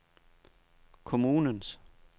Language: Danish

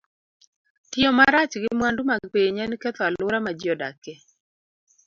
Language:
Luo (Kenya and Tanzania)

